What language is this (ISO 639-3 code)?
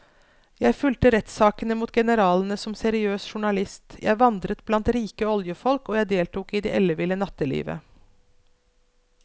nor